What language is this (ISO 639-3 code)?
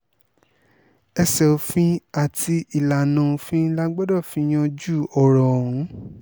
yor